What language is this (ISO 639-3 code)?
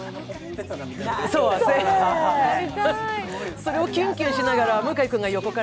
jpn